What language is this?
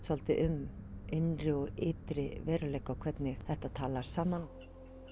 Icelandic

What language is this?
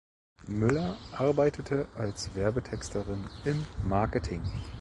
German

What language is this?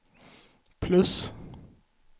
Swedish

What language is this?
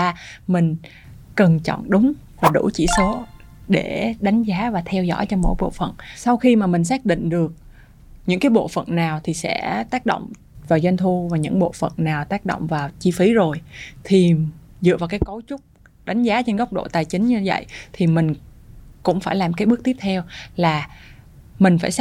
Vietnamese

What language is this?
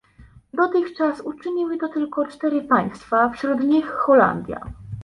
Polish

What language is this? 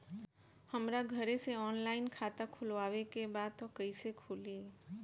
Bhojpuri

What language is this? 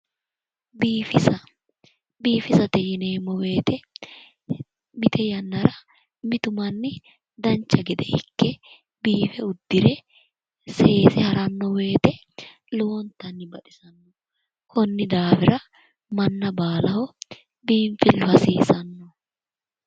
Sidamo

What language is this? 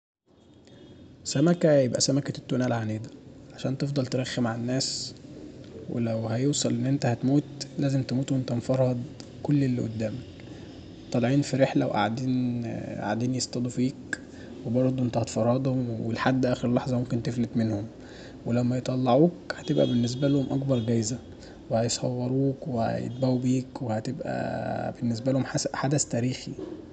Egyptian Arabic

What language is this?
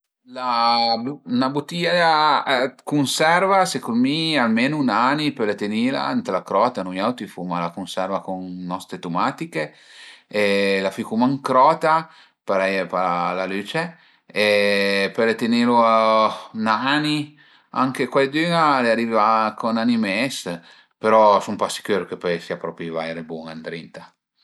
Piedmontese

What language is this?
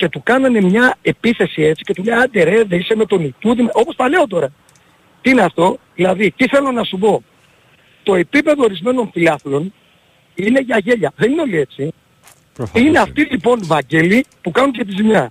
Greek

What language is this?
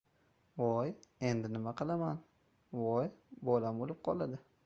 Uzbek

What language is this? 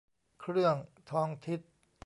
Thai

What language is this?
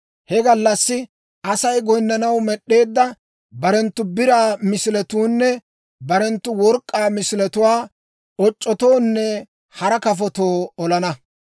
Dawro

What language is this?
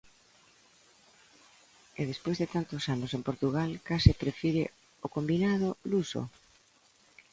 Galician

